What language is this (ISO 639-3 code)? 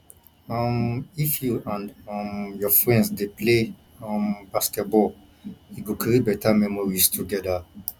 pcm